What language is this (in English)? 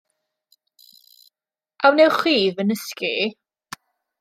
Welsh